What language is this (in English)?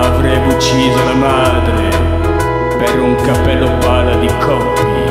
Italian